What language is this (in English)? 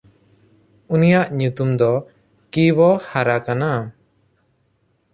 Santali